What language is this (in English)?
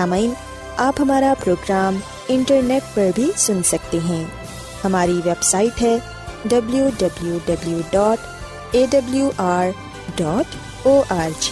Urdu